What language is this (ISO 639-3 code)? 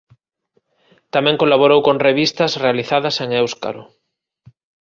glg